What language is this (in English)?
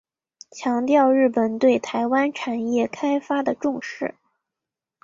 Chinese